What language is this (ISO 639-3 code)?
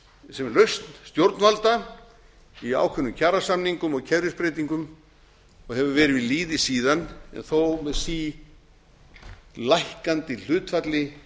isl